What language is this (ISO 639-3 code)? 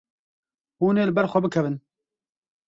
kur